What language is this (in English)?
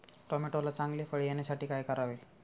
Marathi